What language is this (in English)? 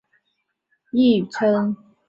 Chinese